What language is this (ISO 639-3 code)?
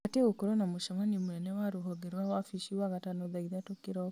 kik